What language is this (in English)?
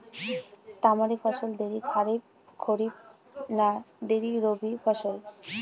Bangla